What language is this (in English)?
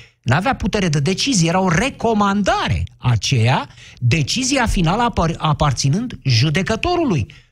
Romanian